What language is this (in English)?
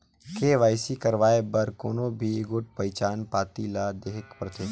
Chhattisgarhi